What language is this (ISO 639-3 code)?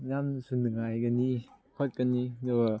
mni